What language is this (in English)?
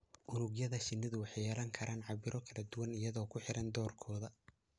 Somali